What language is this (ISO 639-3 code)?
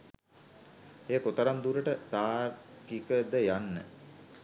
sin